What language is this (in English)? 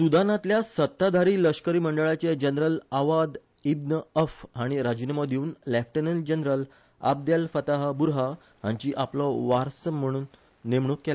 Konkani